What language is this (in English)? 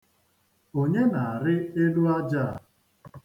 Igbo